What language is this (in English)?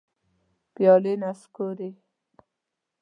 Pashto